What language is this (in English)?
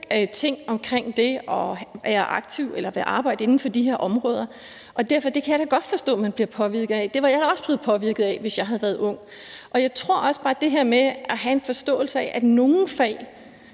Danish